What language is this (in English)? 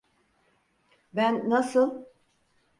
Turkish